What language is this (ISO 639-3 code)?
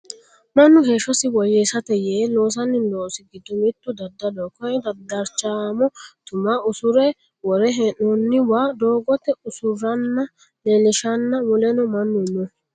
sid